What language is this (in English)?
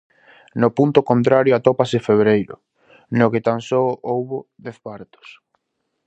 Galician